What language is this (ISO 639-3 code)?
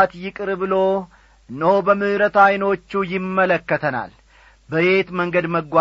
amh